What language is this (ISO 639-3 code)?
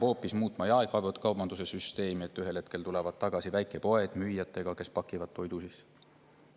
est